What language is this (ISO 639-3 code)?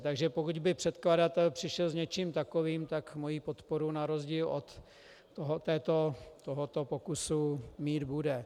ces